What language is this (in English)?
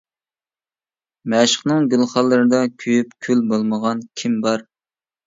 Uyghur